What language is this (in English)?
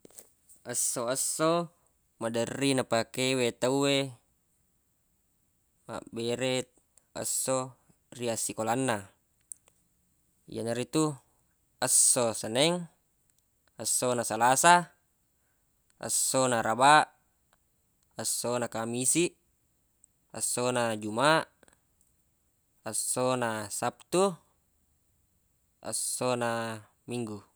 Buginese